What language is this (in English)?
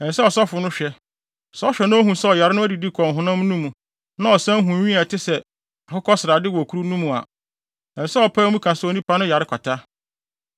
Akan